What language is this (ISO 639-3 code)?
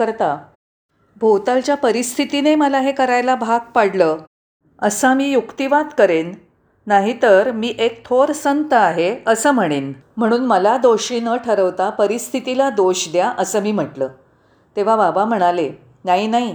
mar